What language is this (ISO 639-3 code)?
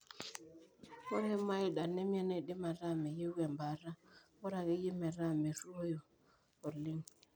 mas